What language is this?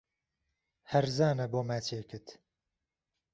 Central Kurdish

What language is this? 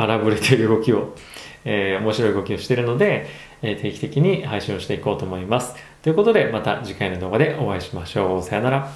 Japanese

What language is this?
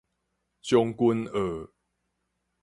Min Nan Chinese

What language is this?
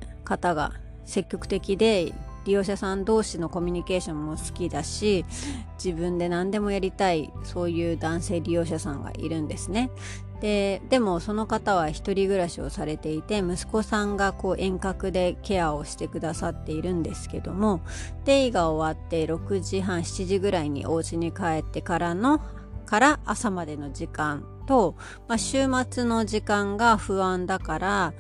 Japanese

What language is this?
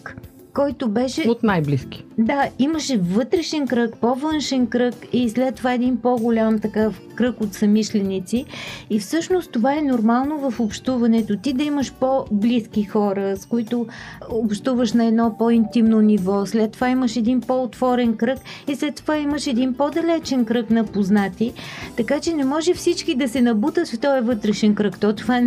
Bulgarian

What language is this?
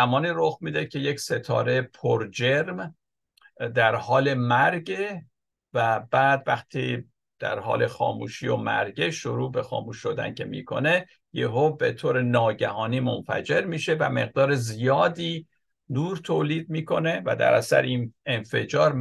Persian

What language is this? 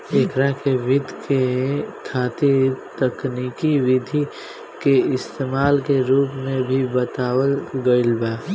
Bhojpuri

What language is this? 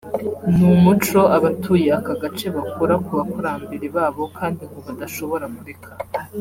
Kinyarwanda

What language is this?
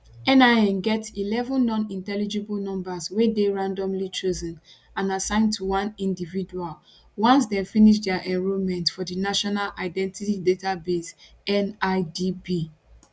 Nigerian Pidgin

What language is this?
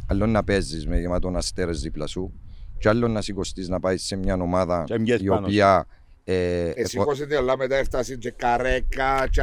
Greek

